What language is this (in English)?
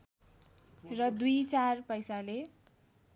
Nepali